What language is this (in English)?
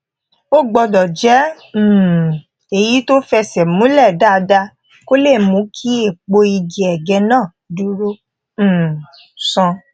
Yoruba